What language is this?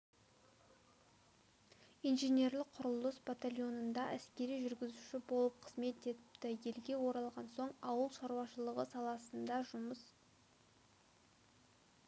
Kazakh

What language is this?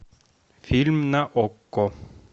Russian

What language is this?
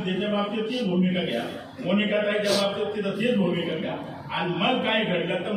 Marathi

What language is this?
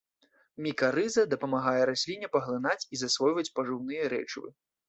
Belarusian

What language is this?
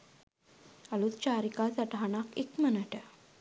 Sinhala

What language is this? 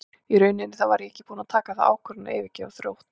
Icelandic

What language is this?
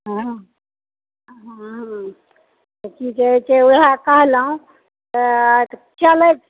Maithili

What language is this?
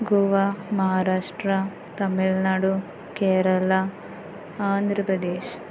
Konkani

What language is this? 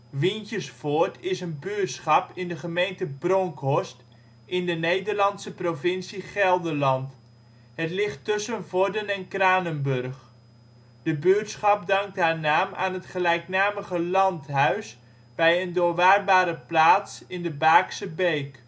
Dutch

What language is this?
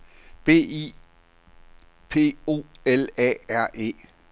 Danish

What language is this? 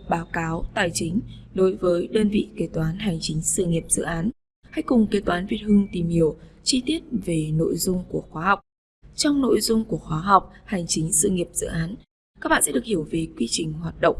Vietnamese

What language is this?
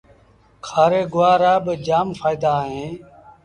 Sindhi Bhil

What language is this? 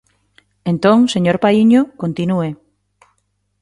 Galician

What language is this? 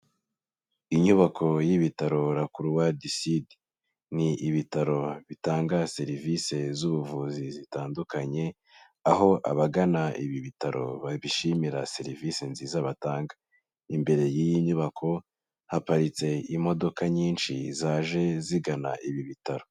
Kinyarwanda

